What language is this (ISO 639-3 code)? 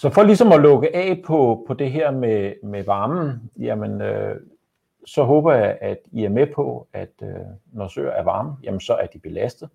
dan